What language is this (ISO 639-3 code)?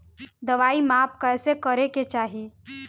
bho